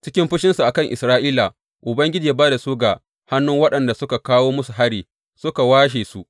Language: Hausa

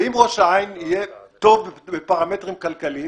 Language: Hebrew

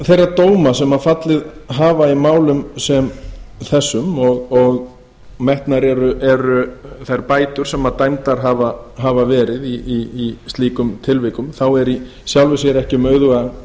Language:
Icelandic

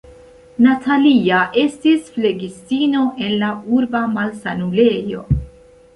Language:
Esperanto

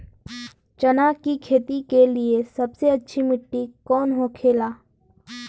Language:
Bhojpuri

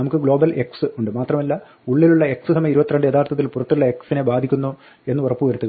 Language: Malayalam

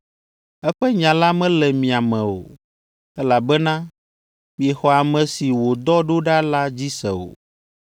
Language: Ewe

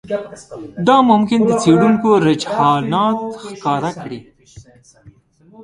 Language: Pashto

